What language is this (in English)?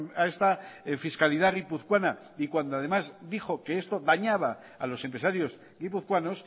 Spanish